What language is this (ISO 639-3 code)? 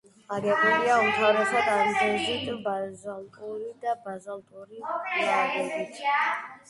kat